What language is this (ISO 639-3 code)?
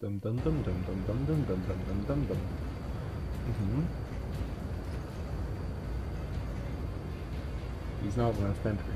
pol